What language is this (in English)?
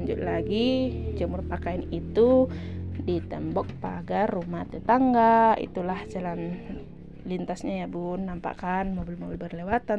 Indonesian